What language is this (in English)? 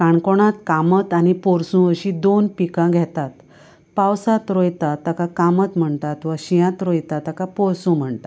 Konkani